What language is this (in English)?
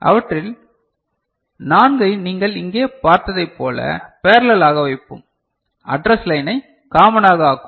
Tamil